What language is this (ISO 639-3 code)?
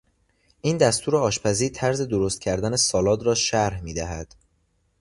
fas